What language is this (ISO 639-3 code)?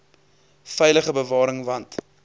afr